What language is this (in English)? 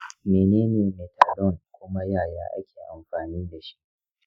Hausa